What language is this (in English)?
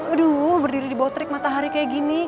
Indonesian